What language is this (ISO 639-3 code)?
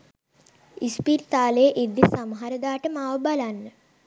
sin